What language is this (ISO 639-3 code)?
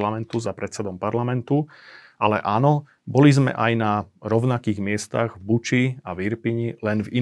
slk